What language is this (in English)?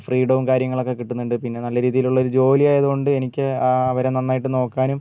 Malayalam